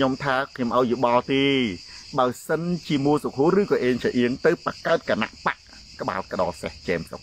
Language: Thai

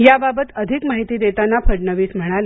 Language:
Marathi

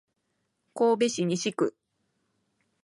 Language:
Japanese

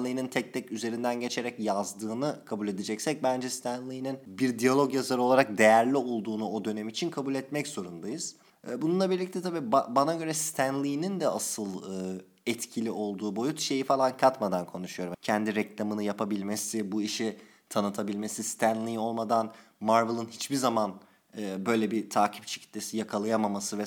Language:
Turkish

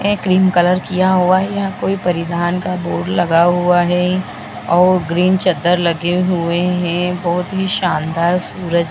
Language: Hindi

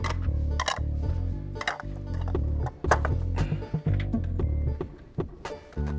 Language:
Indonesian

